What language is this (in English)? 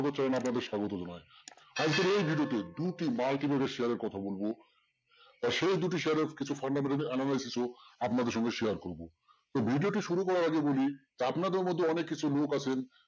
Bangla